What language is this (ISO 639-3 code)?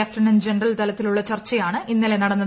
mal